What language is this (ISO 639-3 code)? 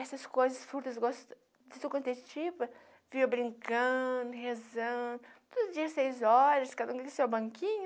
por